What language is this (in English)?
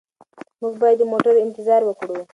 Pashto